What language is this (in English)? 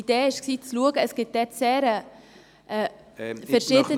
Swiss German